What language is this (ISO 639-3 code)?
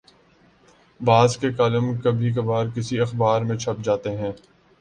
urd